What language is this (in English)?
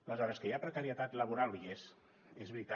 Catalan